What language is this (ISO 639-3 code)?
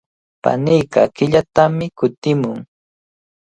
qvl